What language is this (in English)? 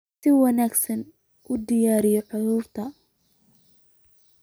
Somali